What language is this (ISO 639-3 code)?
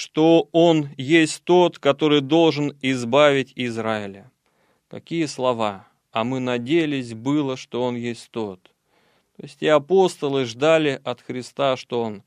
rus